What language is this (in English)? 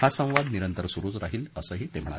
Marathi